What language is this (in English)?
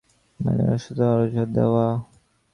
Bangla